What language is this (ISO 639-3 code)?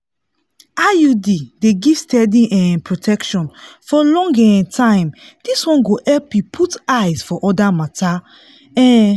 pcm